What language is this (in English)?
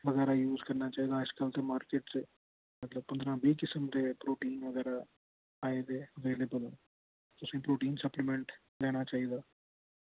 Dogri